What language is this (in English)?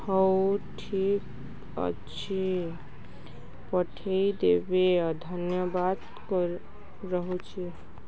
Odia